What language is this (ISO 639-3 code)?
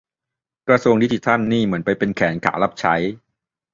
tha